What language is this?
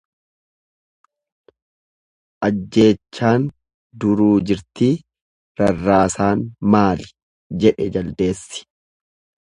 Oromo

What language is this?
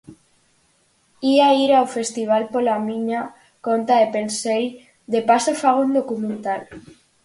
Galician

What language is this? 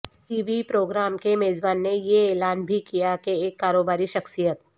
Urdu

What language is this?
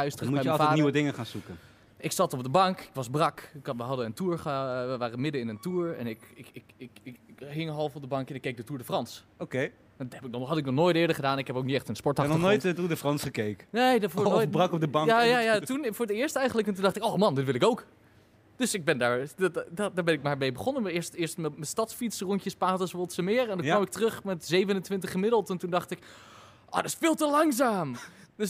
Dutch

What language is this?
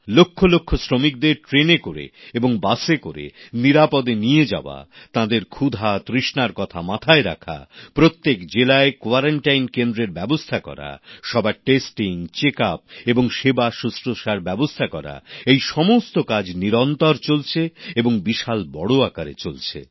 Bangla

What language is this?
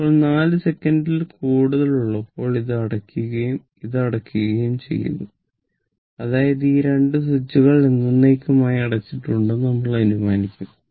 Malayalam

